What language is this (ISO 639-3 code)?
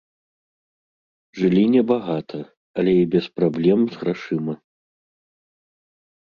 bel